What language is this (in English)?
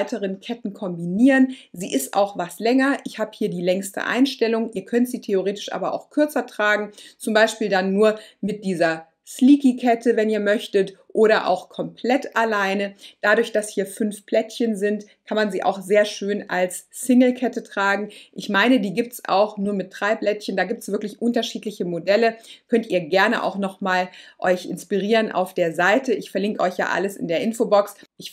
German